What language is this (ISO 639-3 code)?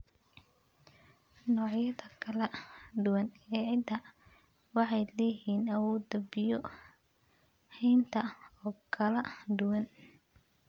som